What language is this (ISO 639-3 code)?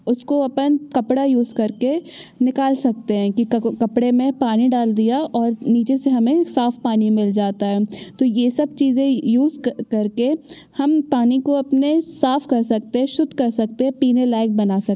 hin